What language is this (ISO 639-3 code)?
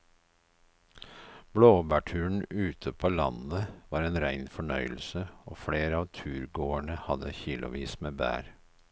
nor